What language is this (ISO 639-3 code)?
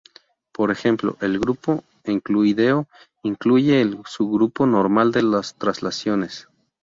spa